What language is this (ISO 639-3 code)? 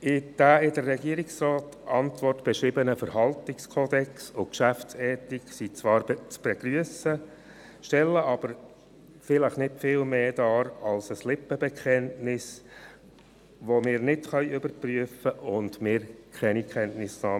gsw